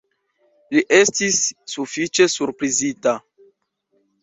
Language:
Esperanto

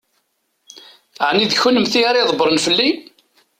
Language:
Kabyle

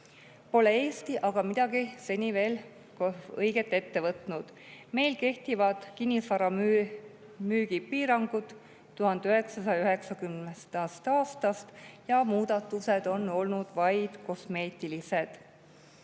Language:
Estonian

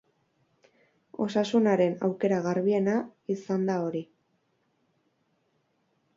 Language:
Basque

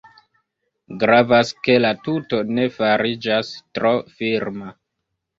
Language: Esperanto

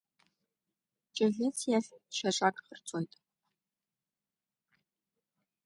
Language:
Abkhazian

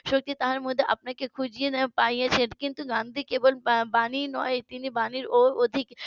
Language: Bangla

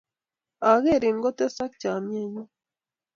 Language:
Kalenjin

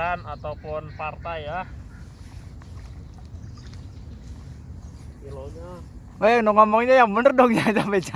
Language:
Indonesian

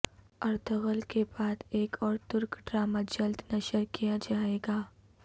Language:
Urdu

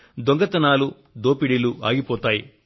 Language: Telugu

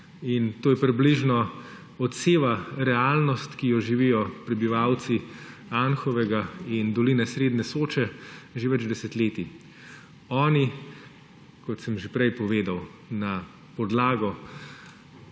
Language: Slovenian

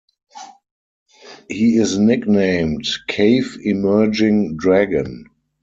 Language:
English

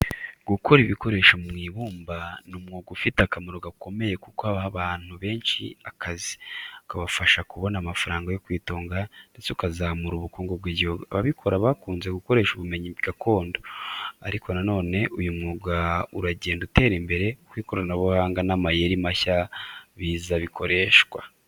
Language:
Kinyarwanda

